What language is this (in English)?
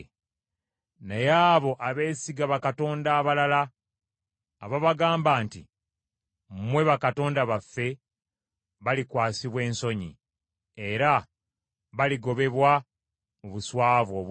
Ganda